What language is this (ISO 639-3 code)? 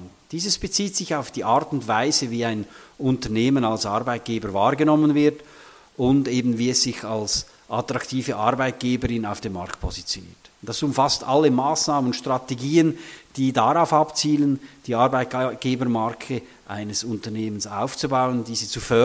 deu